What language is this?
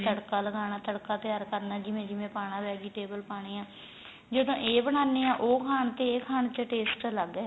Punjabi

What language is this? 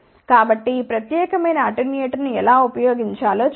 Telugu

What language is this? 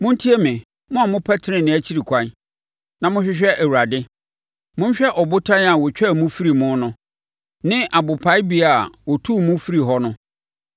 Akan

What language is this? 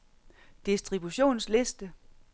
Danish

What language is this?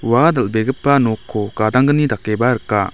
Garo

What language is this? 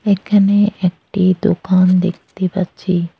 Bangla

